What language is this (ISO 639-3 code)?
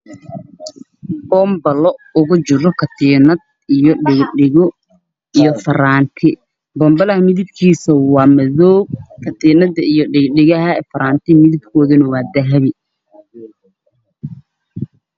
som